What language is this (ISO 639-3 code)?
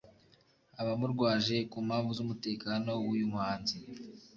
kin